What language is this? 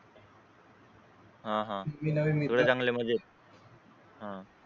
Marathi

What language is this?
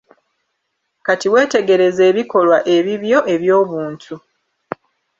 Ganda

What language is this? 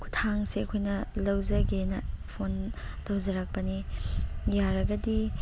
Manipuri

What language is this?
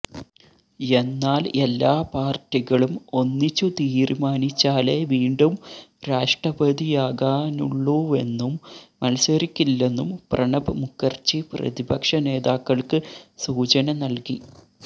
Malayalam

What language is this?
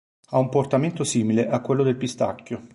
Italian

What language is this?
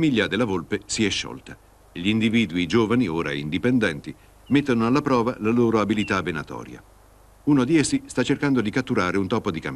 Italian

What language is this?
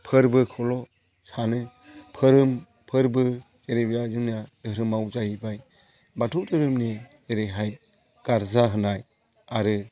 Bodo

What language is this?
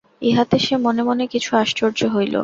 Bangla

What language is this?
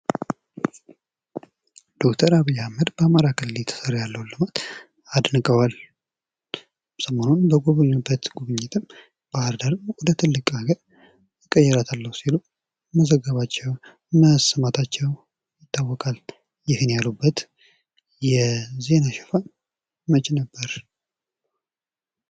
Amharic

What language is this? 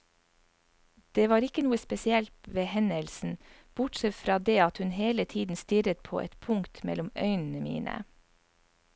Norwegian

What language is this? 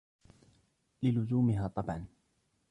Arabic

